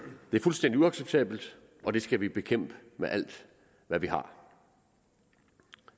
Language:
Danish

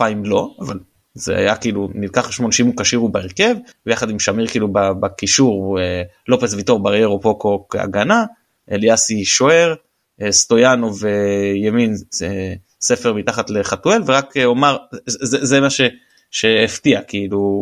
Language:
Hebrew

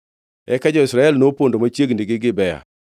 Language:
Luo (Kenya and Tanzania)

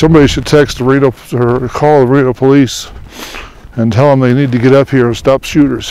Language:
English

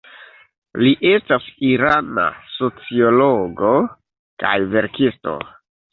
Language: Esperanto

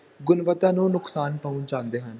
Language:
Punjabi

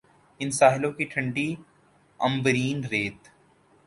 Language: Urdu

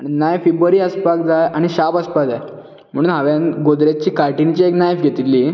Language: Konkani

